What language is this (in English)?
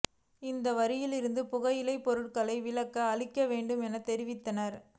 Tamil